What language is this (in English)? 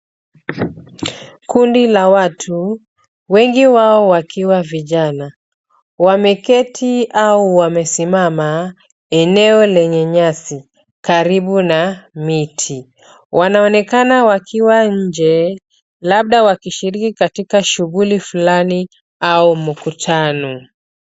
Swahili